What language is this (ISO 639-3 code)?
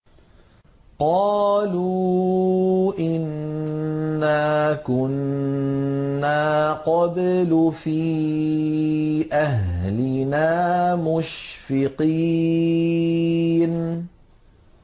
ara